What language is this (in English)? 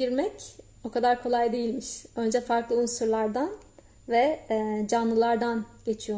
Turkish